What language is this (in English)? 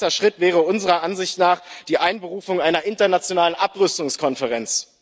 German